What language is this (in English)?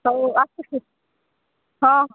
Odia